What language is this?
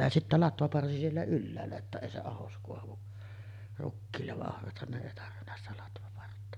Finnish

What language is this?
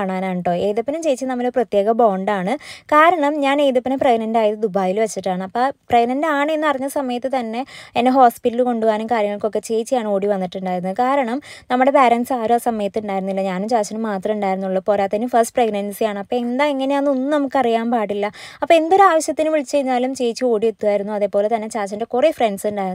Malayalam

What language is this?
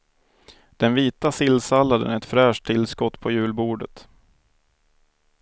Swedish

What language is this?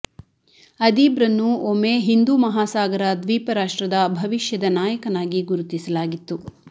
Kannada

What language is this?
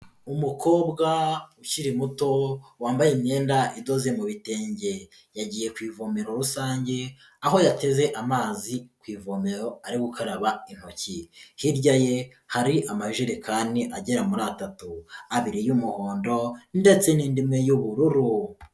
Kinyarwanda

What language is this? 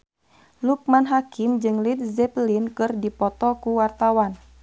Sundanese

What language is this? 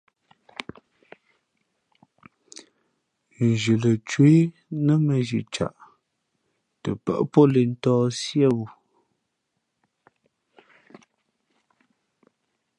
Fe'fe'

